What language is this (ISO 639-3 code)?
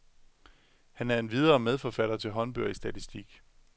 dan